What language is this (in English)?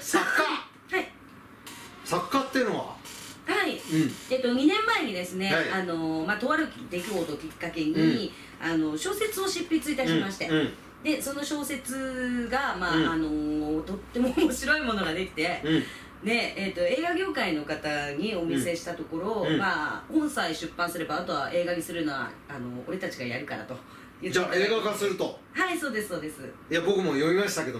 Japanese